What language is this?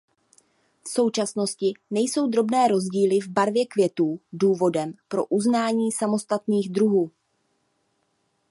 Czech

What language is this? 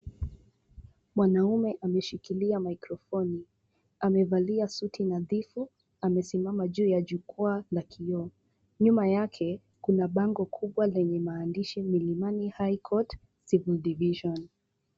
Swahili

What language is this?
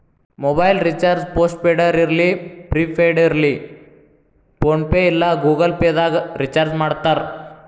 Kannada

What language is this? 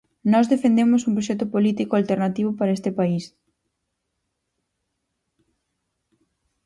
Galician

